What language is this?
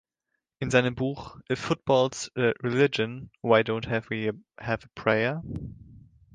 German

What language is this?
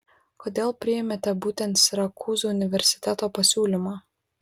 Lithuanian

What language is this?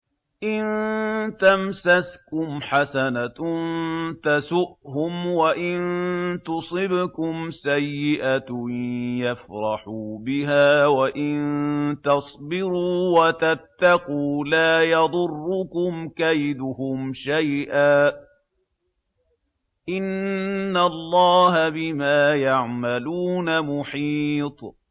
Arabic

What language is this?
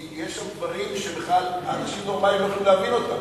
Hebrew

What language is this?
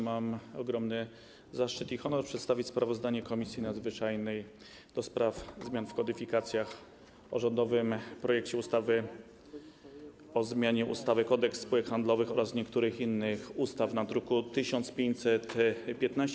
Polish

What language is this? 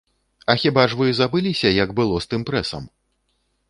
Belarusian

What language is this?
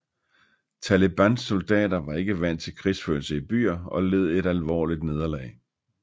Danish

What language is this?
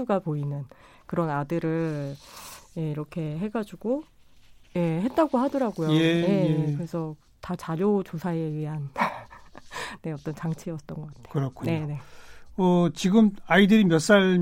Korean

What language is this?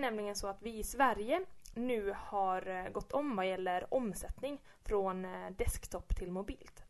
Swedish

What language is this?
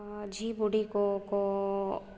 Santali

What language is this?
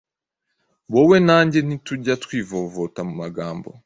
Kinyarwanda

